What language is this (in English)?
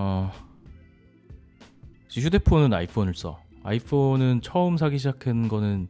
Korean